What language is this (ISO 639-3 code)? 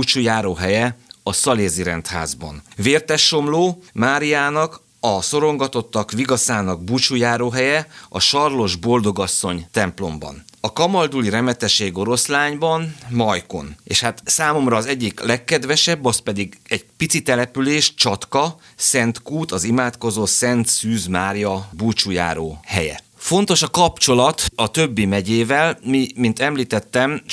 hun